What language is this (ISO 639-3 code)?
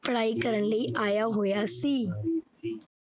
pan